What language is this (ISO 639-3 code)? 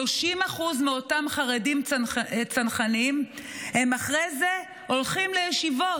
heb